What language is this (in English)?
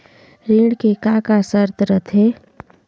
Chhattisgarhi